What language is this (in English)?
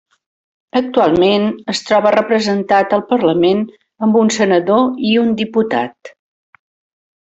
Catalan